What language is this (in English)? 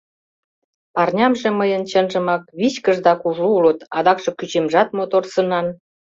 Mari